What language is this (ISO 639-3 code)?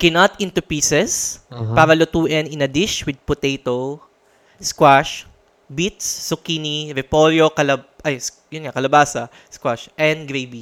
fil